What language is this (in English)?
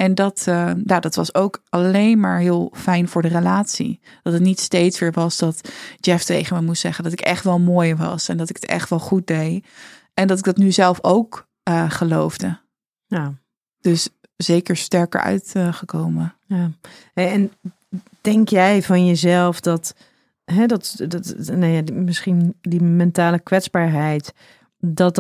Dutch